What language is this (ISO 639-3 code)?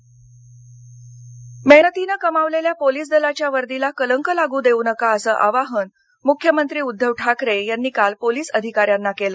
mar